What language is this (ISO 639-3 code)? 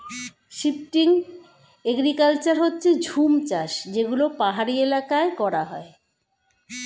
ben